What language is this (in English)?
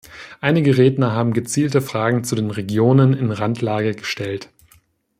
German